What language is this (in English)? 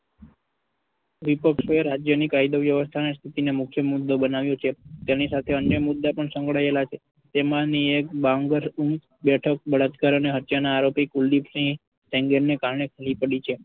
Gujarati